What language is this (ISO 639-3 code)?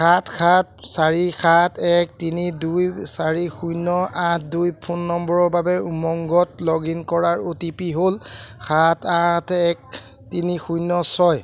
asm